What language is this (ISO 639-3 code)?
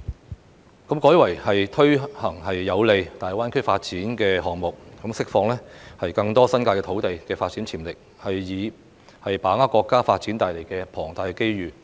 yue